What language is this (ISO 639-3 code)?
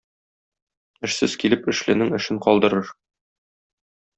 tat